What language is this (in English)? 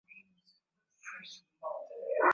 Swahili